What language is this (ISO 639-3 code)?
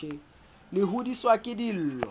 sot